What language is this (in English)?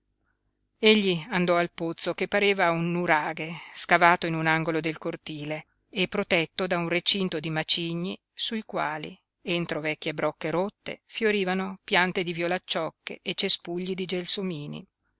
Italian